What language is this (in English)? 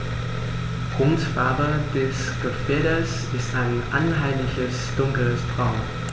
German